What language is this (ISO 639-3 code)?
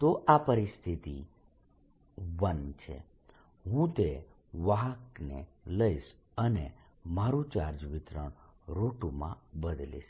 guj